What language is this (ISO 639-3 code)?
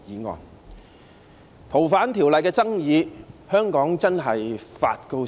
yue